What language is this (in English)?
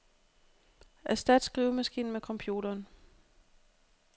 Danish